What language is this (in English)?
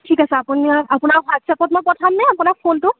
Assamese